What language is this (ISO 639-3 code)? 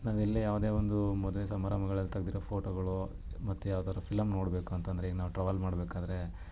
kan